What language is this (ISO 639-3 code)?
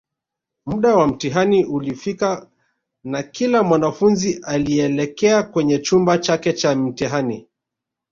swa